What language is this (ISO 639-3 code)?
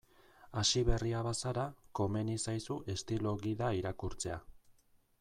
eus